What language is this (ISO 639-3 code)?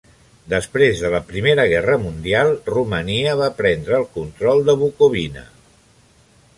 cat